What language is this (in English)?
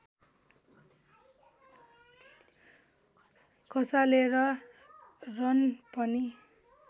Nepali